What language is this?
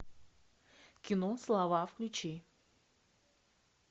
Russian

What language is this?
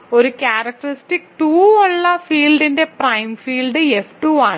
Malayalam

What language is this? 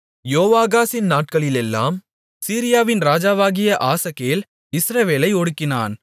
Tamil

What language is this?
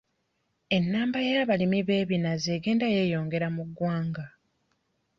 Ganda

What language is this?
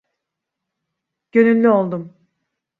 Turkish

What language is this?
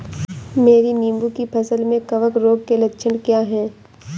Hindi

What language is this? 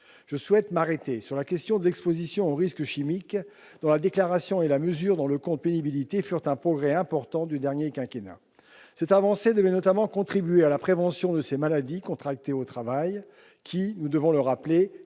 French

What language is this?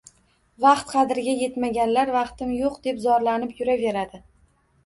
Uzbek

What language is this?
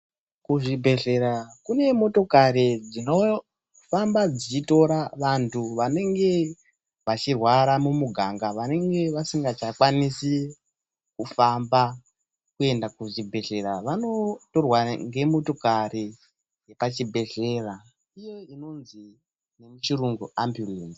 Ndau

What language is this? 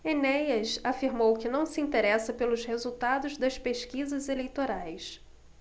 Portuguese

